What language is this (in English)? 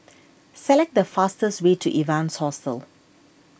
English